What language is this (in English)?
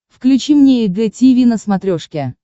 Russian